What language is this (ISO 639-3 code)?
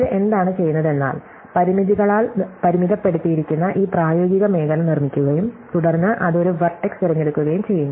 mal